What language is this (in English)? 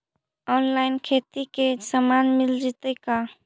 Magahi